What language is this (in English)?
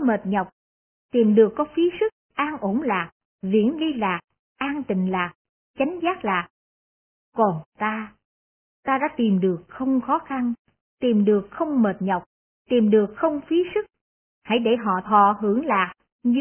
Vietnamese